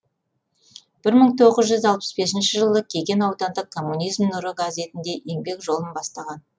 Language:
Kazakh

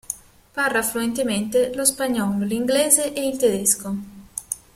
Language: Italian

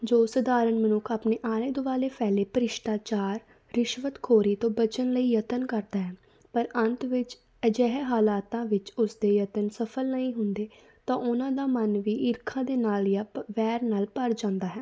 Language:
Punjabi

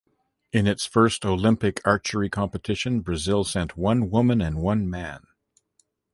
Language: English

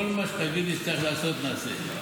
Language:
Hebrew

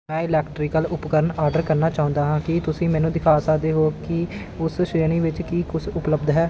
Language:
Punjabi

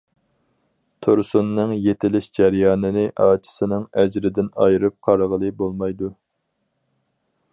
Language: Uyghur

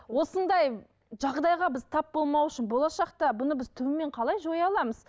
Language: Kazakh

